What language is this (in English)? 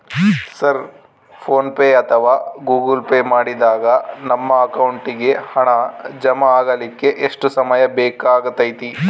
Kannada